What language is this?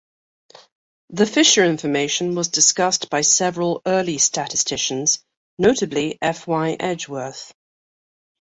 English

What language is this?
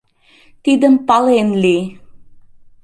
Mari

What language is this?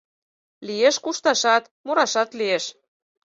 Mari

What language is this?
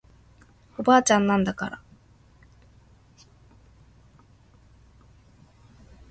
Japanese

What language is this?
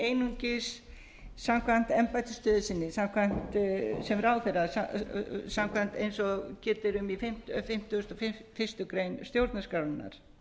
Icelandic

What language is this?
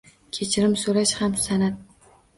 Uzbek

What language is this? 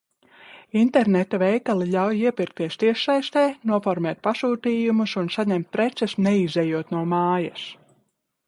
Latvian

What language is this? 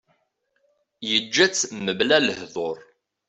Kabyle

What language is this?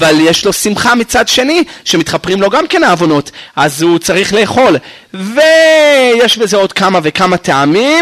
Hebrew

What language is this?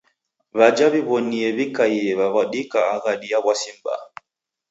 Taita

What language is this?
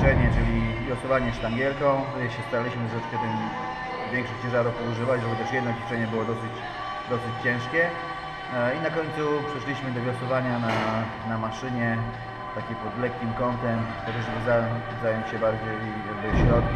Polish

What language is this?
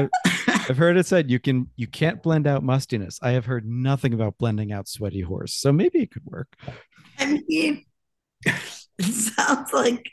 English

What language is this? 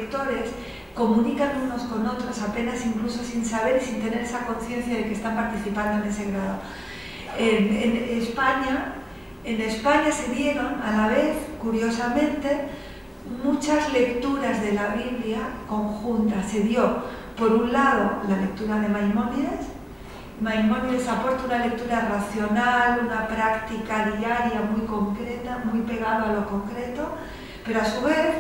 Spanish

